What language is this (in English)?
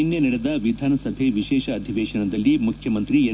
Kannada